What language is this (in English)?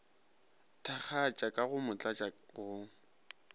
Northern Sotho